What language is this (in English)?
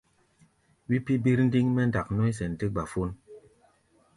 Gbaya